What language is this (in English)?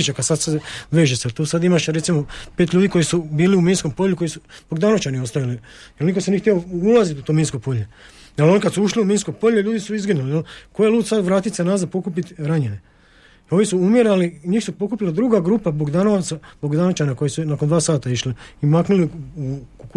Croatian